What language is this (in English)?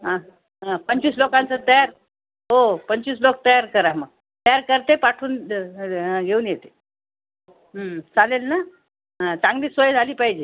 Marathi